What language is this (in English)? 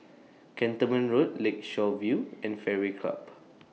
English